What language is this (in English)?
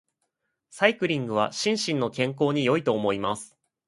Japanese